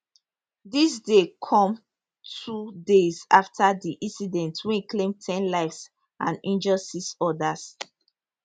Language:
Nigerian Pidgin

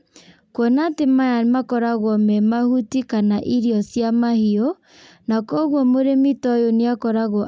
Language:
Kikuyu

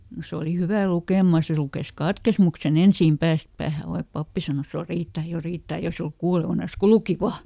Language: Finnish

